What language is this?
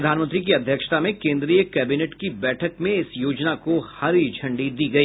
Hindi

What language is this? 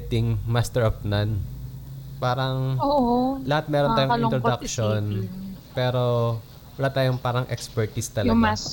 Filipino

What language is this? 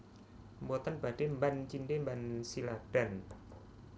Javanese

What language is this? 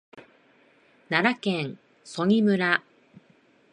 Japanese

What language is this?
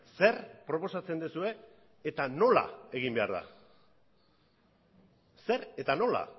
Basque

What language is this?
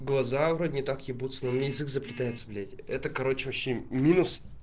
Russian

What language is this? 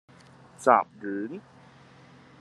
Cantonese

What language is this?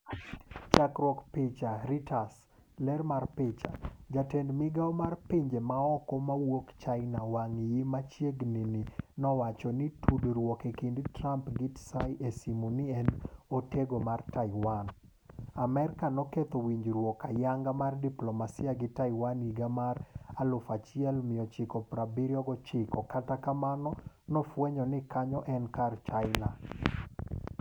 Luo (Kenya and Tanzania)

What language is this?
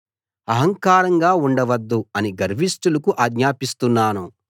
Telugu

